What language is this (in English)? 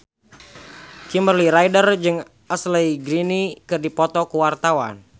Sundanese